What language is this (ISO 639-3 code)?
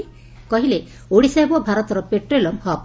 ori